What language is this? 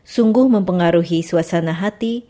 Indonesian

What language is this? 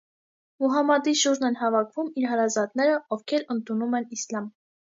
Armenian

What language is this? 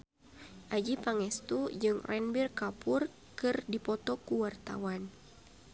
Sundanese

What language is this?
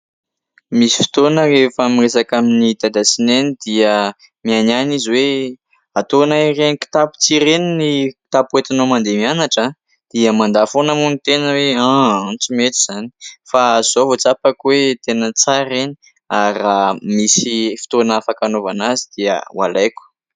Malagasy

